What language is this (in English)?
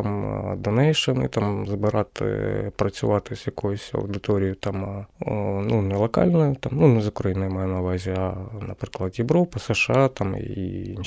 Ukrainian